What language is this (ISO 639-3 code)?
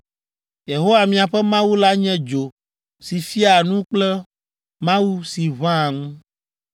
ewe